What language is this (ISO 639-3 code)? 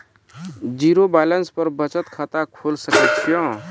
mai